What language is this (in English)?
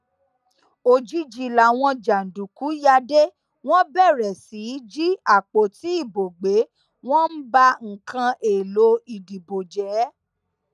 Yoruba